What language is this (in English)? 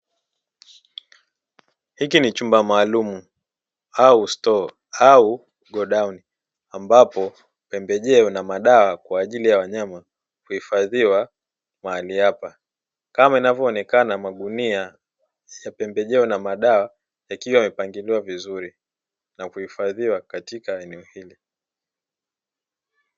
Swahili